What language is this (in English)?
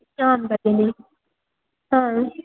Sanskrit